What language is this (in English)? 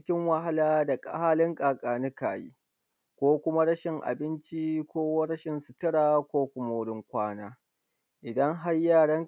Hausa